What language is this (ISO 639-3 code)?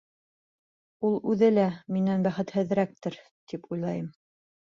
bak